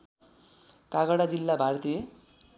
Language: Nepali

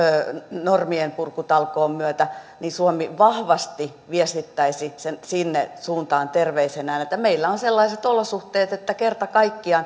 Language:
Finnish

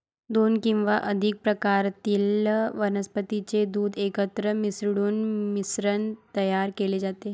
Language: Marathi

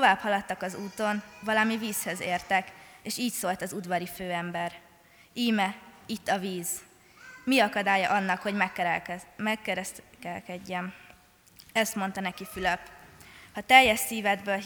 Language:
Hungarian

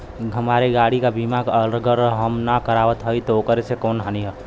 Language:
Bhojpuri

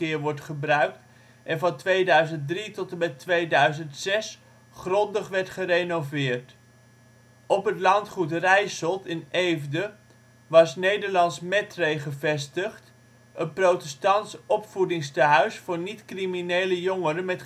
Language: Dutch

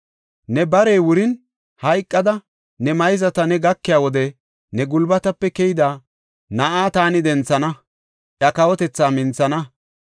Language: Gofa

